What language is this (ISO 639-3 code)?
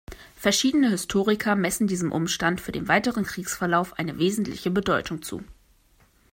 deu